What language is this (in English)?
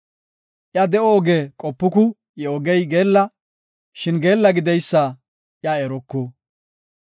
Gofa